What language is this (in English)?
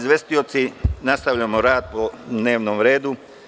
Serbian